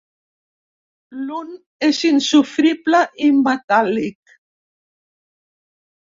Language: Catalan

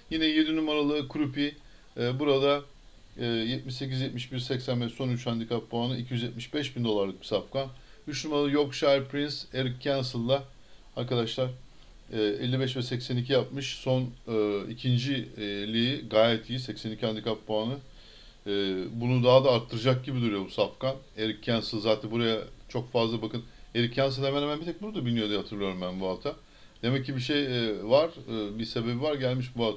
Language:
Turkish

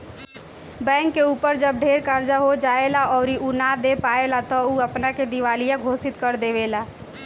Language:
Bhojpuri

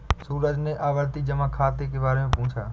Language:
Hindi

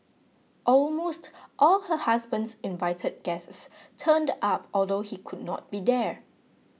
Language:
English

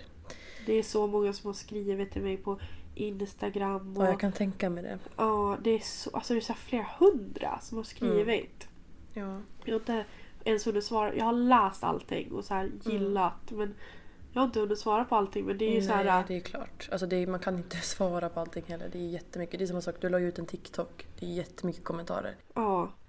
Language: Swedish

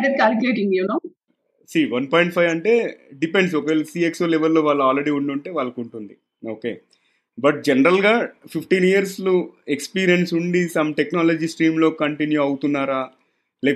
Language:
Telugu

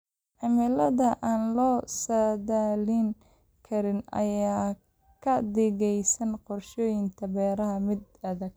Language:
Somali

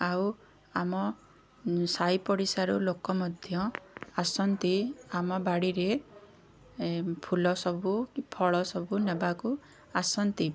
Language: Odia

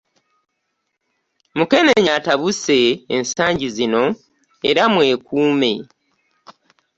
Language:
Ganda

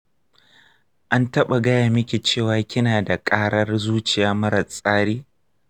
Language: Hausa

